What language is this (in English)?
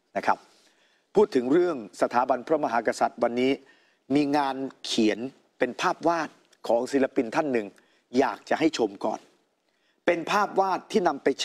Thai